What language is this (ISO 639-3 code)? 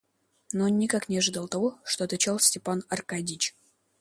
rus